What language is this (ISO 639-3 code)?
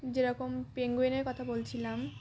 ben